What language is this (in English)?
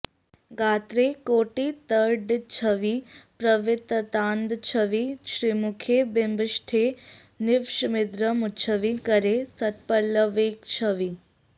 Sanskrit